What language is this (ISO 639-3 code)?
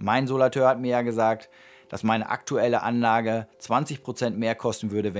deu